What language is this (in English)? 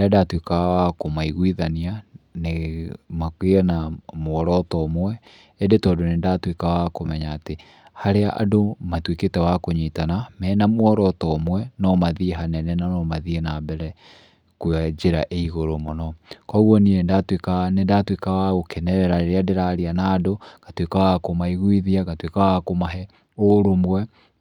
Kikuyu